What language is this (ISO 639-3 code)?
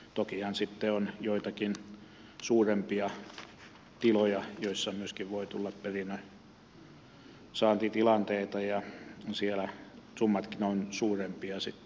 fin